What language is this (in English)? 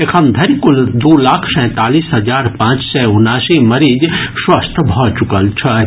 Maithili